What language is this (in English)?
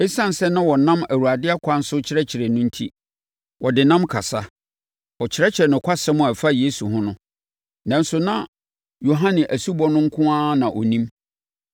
Akan